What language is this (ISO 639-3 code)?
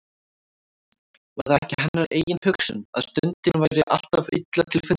isl